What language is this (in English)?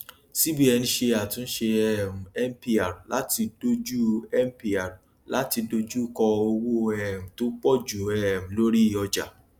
Yoruba